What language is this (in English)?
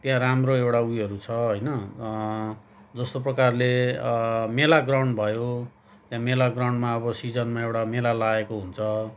Nepali